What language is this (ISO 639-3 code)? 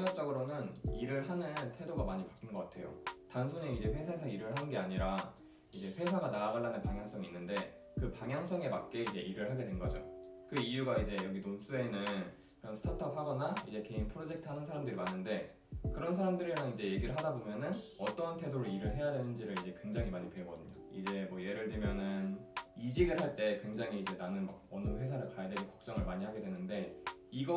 kor